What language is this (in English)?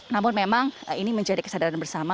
Indonesian